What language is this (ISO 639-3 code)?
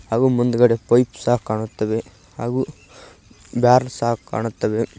kan